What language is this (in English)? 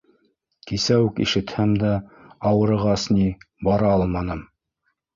Bashkir